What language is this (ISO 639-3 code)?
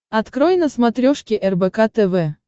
rus